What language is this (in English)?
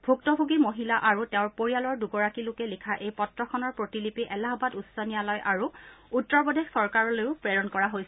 Assamese